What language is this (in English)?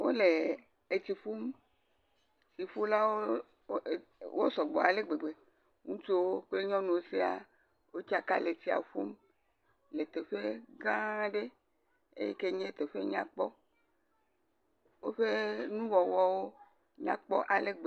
Ewe